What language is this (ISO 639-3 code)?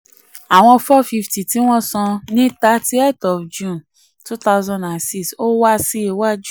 yor